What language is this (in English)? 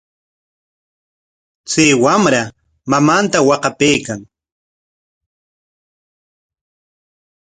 Corongo Ancash Quechua